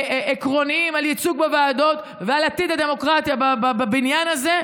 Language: Hebrew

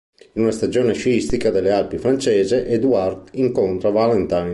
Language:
Italian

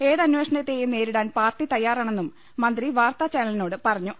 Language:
Malayalam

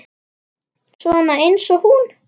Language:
Icelandic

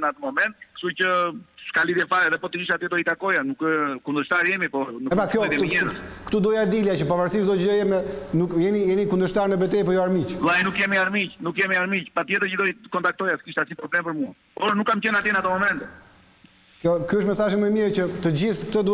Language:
Romanian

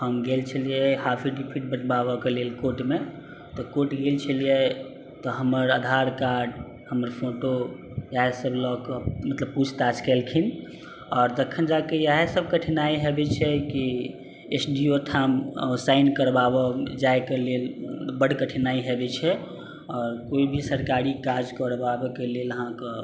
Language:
Maithili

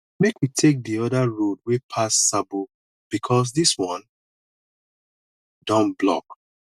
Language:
Nigerian Pidgin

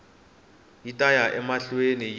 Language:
Tsonga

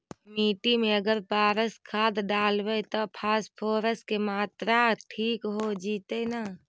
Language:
Magahi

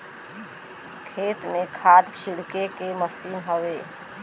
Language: Bhojpuri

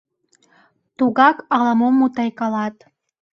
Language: Mari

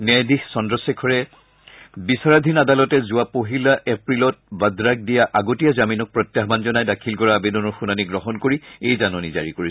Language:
Assamese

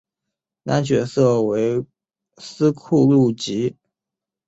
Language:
Chinese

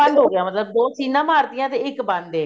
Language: Punjabi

